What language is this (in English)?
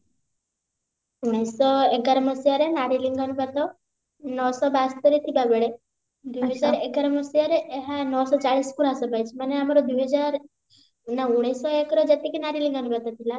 Odia